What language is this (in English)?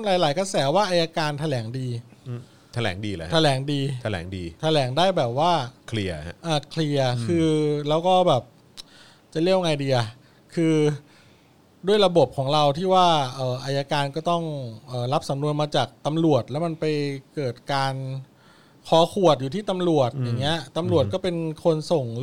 Thai